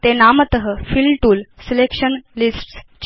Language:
Sanskrit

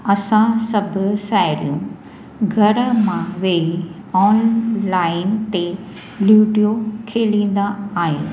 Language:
Sindhi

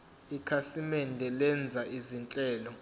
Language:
Zulu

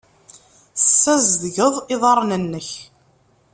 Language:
Kabyle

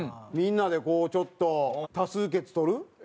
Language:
Japanese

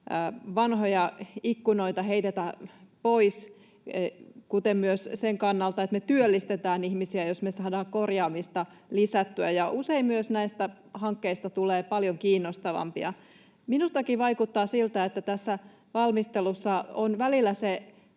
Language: Finnish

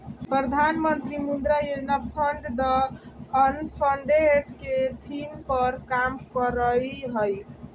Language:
Magahi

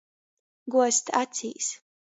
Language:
Latgalian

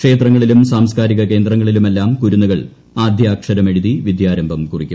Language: Malayalam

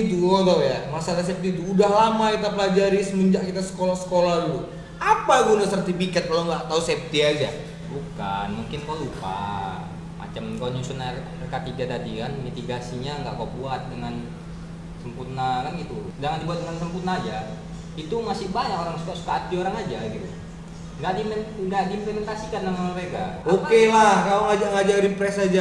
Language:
Indonesian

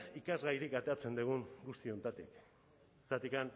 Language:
Basque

